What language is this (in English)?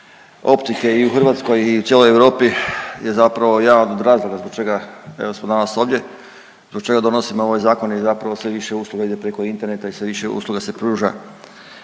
Croatian